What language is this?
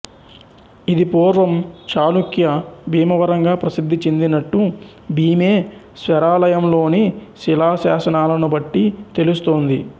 Telugu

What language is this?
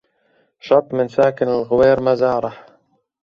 Arabic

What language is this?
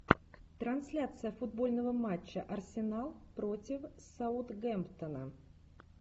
Russian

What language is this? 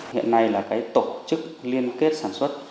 Vietnamese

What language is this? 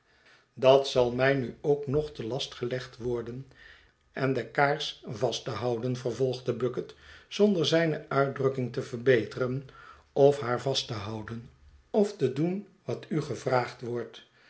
Dutch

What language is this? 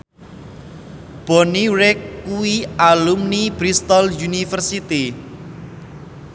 Javanese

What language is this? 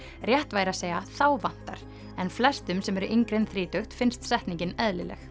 Icelandic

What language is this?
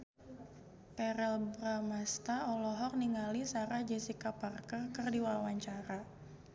Sundanese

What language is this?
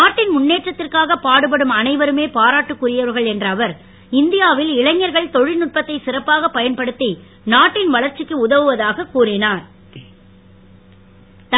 Tamil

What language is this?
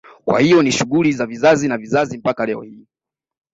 Swahili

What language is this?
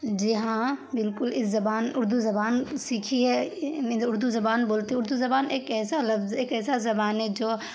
Urdu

